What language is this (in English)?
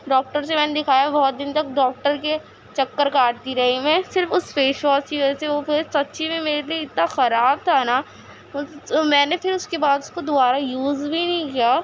Urdu